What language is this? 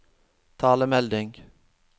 Norwegian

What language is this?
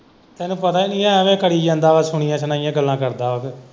Punjabi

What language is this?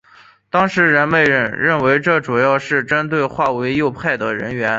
Chinese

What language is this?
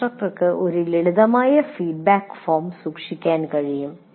Malayalam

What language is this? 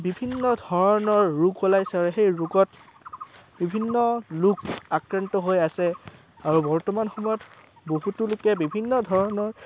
Assamese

